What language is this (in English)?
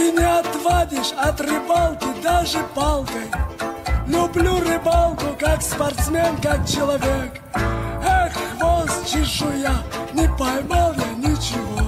Russian